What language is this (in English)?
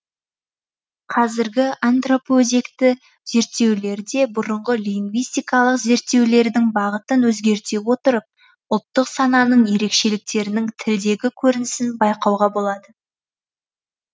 Kazakh